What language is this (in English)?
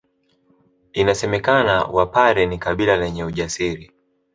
Swahili